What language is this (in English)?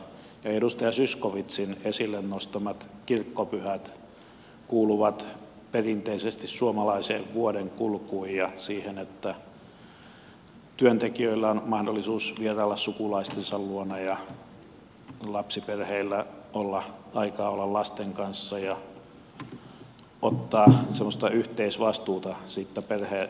Finnish